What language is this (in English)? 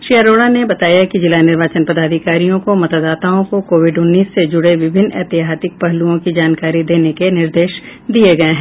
Hindi